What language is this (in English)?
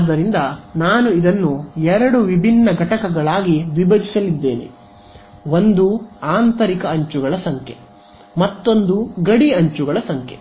Kannada